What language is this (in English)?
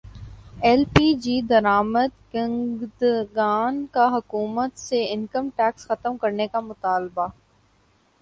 Urdu